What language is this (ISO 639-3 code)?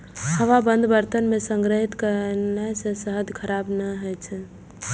mai